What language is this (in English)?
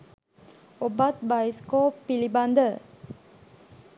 Sinhala